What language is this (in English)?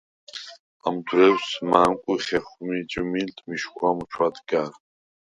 Svan